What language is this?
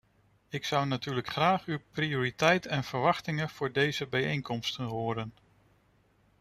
Dutch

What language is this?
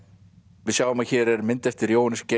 Icelandic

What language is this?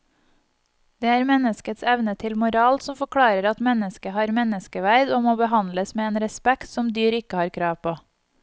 Norwegian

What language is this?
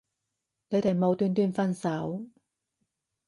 Cantonese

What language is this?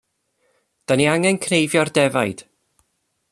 Welsh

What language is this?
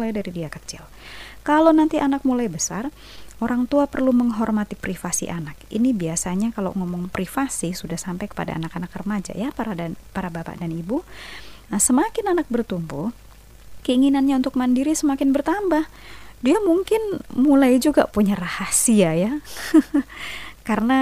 Indonesian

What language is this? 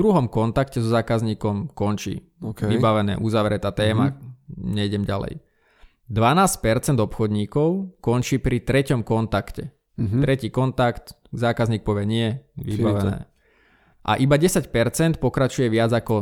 Slovak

